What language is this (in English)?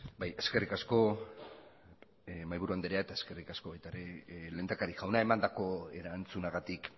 Basque